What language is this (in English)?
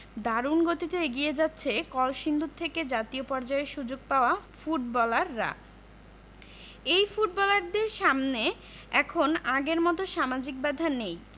Bangla